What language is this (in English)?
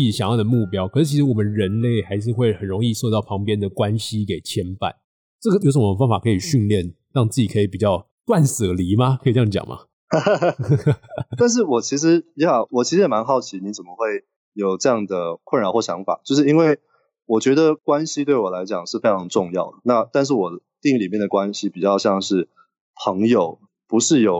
Chinese